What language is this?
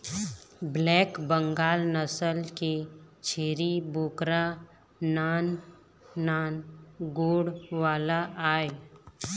Chhattisgarhi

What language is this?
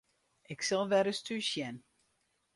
Western Frisian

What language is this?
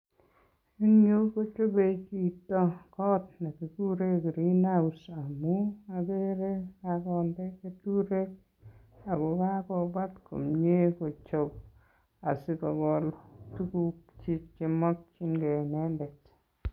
Kalenjin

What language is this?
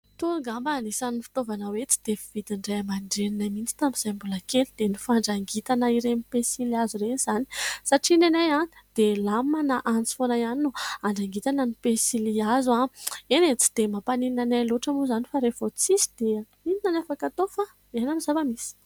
Malagasy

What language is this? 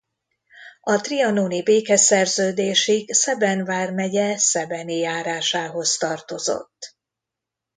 Hungarian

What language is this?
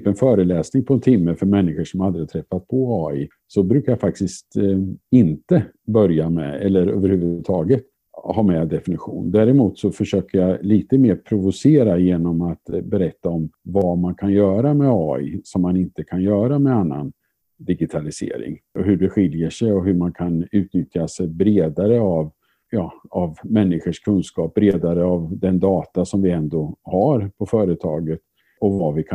Swedish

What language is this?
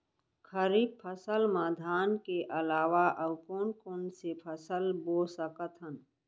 Chhattisgarhi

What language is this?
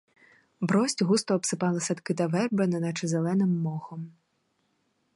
Ukrainian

